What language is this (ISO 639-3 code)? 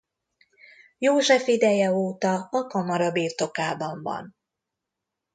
hun